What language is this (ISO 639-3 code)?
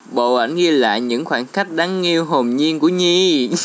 vie